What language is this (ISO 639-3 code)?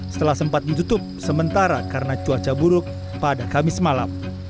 ind